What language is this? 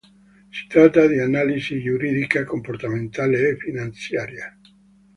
Italian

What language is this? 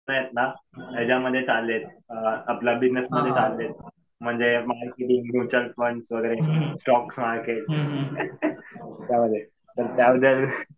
Marathi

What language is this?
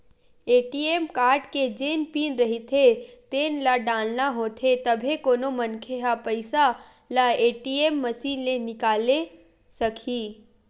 Chhattisgarhi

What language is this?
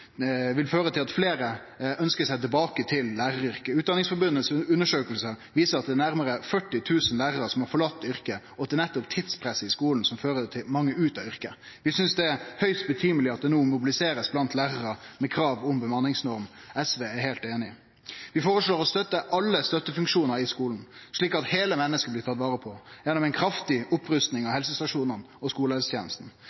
Norwegian Nynorsk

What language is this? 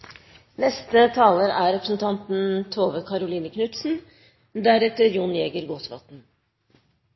Norwegian Bokmål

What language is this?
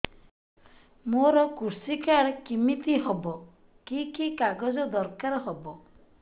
Odia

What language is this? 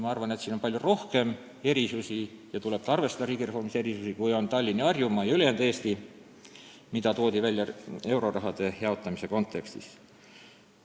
Estonian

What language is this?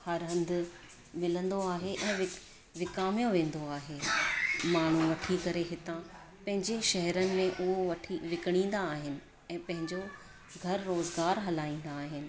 Sindhi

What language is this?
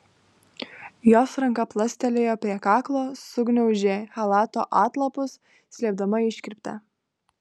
Lithuanian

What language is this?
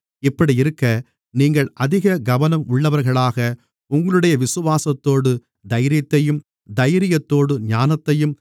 Tamil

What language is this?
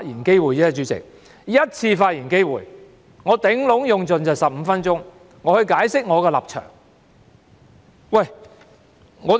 Cantonese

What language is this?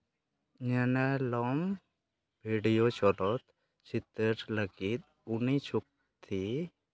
Santali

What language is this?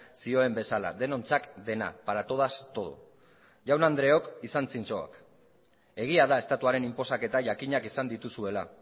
Basque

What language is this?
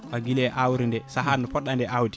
Fula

